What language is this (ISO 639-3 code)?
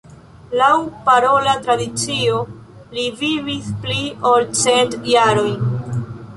epo